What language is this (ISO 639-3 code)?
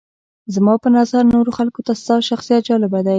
pus